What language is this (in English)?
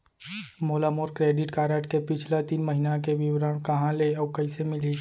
Chhattisgarhi